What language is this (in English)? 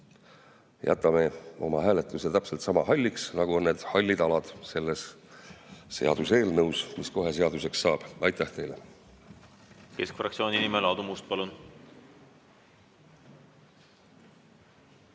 Estonian